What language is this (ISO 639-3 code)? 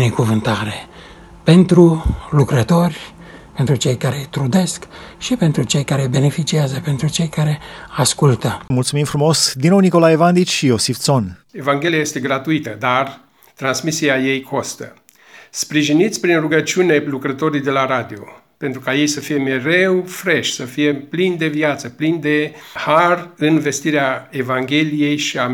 ron